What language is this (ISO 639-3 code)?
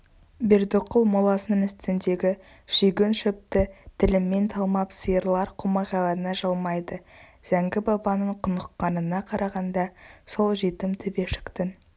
kaz